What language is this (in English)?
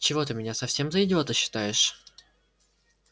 Russian